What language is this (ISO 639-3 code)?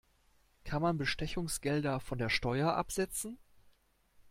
deu